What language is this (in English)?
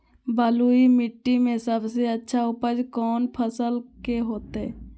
Magahi